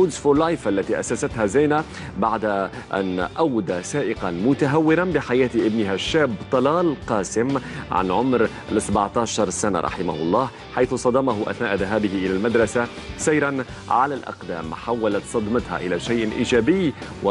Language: Arabic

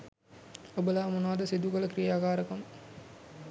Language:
Sinhala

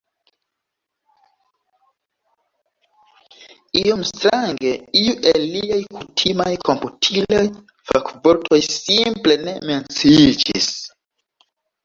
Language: Esperanto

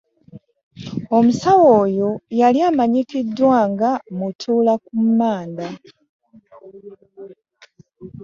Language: Ganda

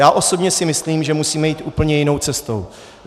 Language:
Czech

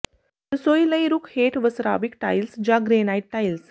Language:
Punjabi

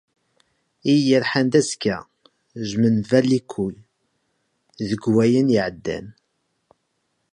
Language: Kabyle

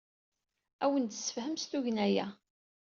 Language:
Kabyle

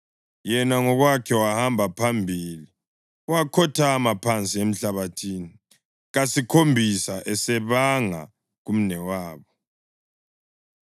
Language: North Ndebele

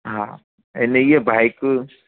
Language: Sindhi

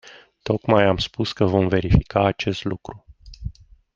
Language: Romanian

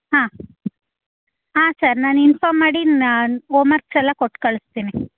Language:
Kannada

